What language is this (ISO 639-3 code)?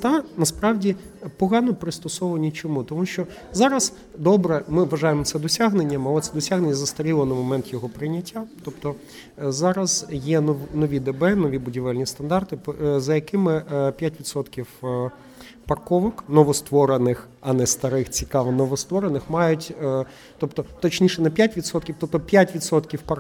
ukr